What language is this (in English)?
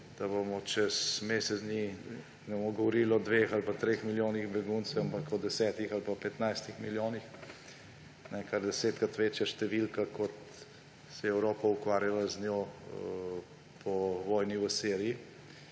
Slovenian